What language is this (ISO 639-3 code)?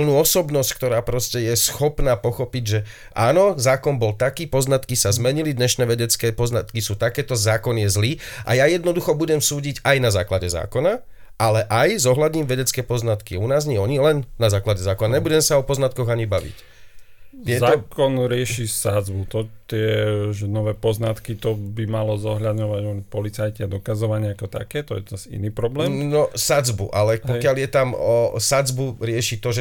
slk